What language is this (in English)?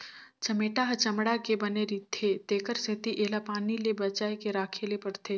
Chhattisgarhi